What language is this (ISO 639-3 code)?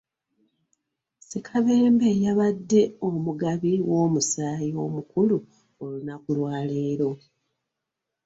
lug